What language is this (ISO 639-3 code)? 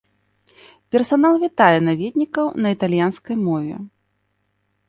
bel